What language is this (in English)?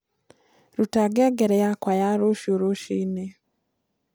Kikuyu